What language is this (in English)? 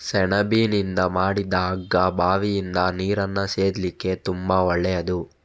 Kannada